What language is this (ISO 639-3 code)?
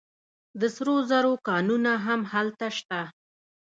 pus